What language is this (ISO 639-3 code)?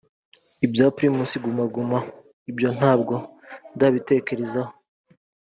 kin